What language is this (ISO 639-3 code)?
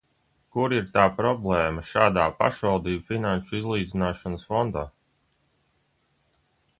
lav